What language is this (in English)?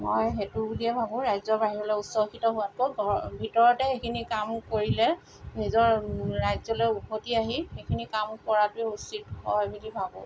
Assamese